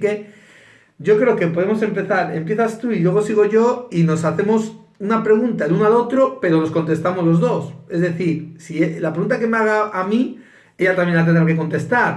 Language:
Spanish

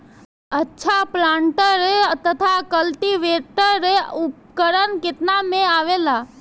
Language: Bhojpuri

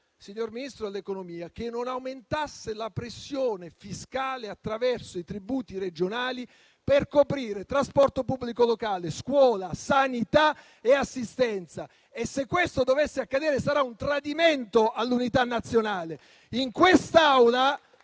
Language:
Italian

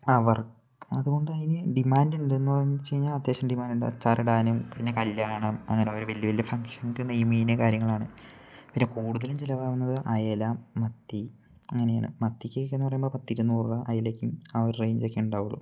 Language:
Malayalam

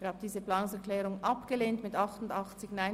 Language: Swiss German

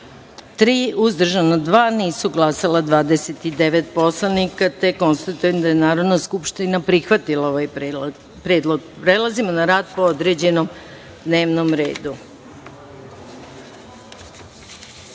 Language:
Serbian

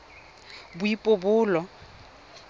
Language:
Tswana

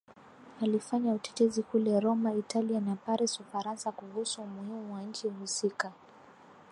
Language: Swahili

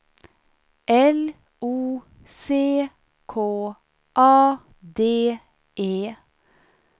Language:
Swedish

